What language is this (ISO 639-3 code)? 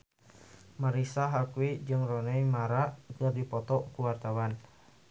sun